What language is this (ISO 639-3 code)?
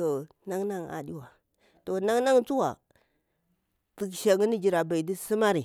bwr